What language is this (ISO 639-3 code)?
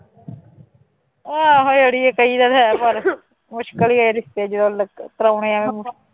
pan